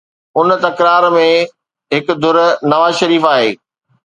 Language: Sindhi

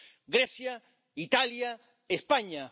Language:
Spanish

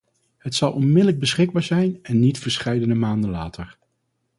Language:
Dutch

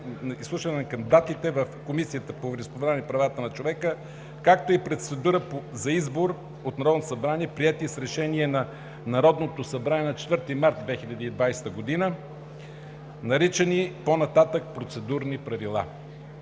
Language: Bulgarian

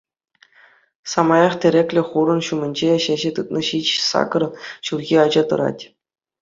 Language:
Chuvash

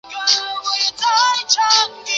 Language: Chinese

